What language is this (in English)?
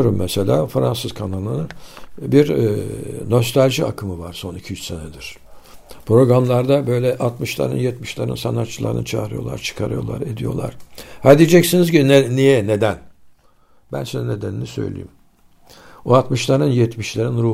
Turkish